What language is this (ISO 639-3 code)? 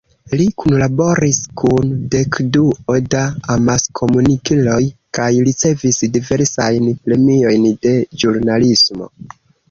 epo